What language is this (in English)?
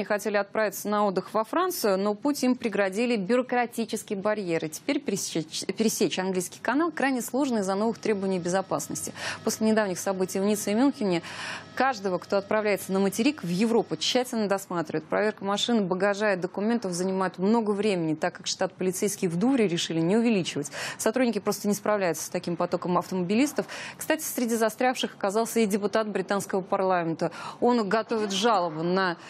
Russian